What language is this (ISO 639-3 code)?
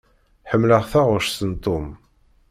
kab